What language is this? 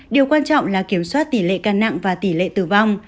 Vietnamese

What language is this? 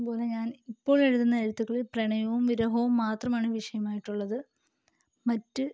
Malayalam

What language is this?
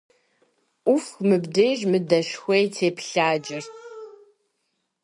Kabardian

